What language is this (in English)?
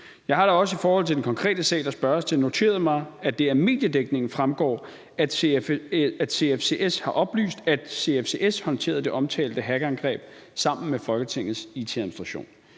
Danish